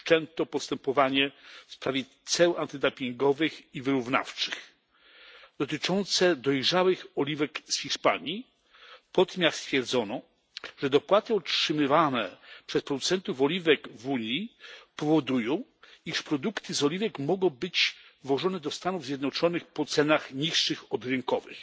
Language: Polish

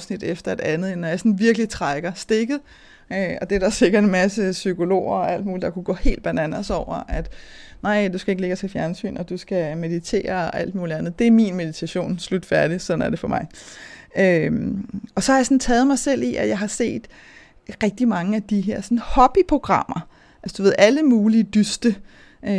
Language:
Danish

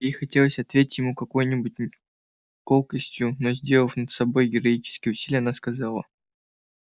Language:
Russian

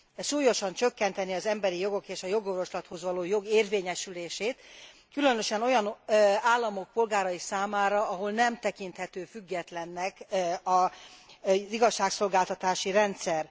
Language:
Hungarian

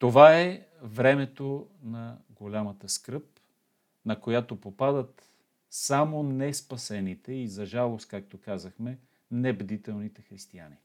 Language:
Bulgarian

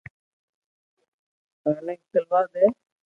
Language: Loarki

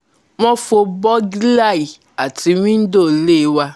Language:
Yoruba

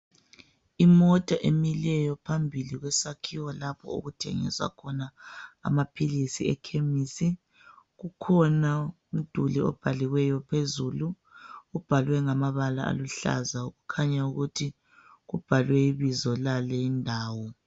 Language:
North Ndebele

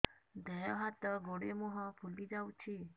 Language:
Odia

